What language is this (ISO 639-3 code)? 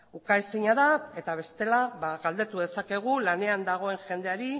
eus